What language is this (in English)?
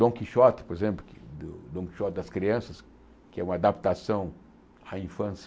Portuguese